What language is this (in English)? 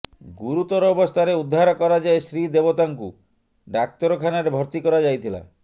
Odia